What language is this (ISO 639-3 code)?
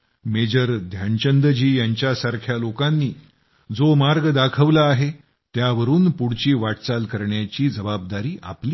mar